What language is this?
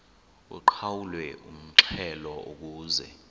Xhosa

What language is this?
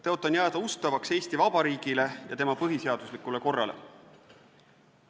Estonian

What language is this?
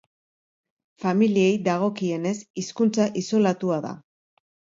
Basque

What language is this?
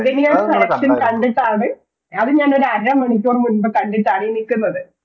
Malayalam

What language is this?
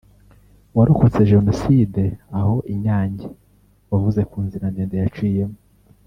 Kinyarwanda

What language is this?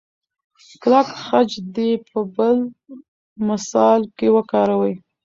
Pashto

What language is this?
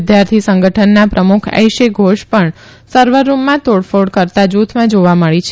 Gujarati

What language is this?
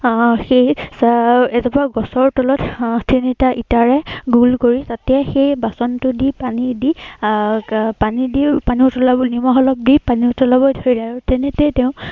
Assamese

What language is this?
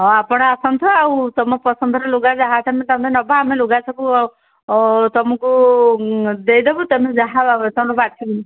Odia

